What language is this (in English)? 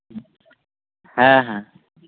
Santali